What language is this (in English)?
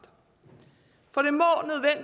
Danish